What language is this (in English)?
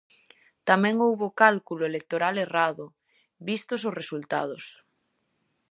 Galician